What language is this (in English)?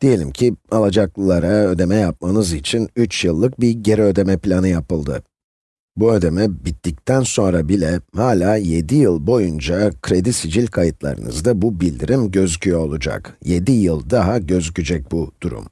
Turkish